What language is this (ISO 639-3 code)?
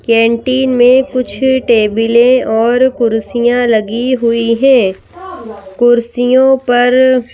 hin